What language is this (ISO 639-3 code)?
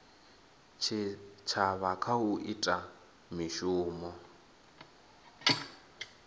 ven